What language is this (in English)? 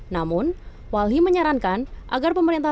Indonesian